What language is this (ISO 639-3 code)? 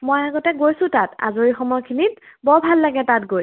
asm